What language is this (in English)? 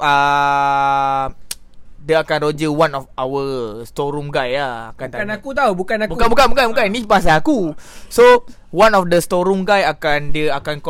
Malay